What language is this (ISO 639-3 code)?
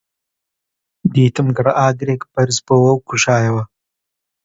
ckb